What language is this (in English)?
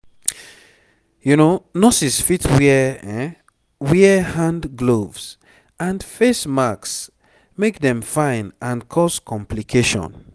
Nigerian Pidgin